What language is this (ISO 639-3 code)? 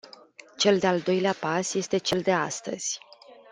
ron